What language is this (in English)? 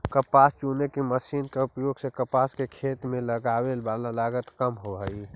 Magahi